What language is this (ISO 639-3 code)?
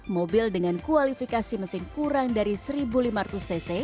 ind